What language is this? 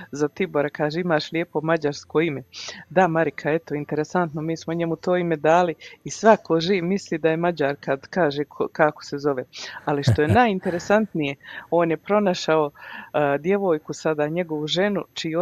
Croatian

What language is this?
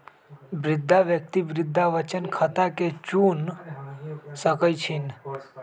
Magahi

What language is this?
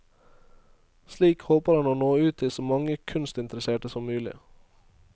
Norwegian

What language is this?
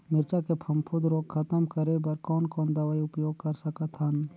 Chhattisgarhi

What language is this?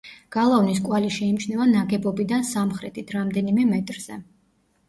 Georgian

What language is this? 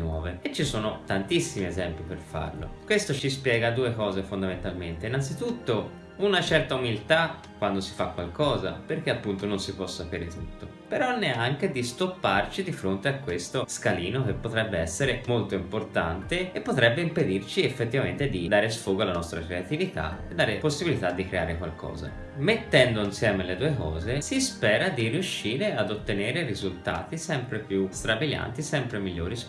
Italian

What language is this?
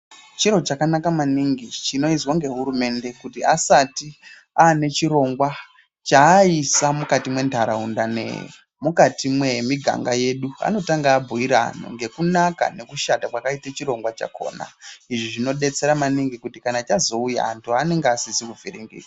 Ndau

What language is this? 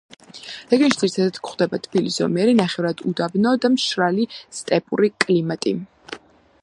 Georgian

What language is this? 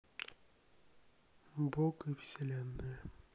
Russian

